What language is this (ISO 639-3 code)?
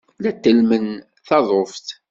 kab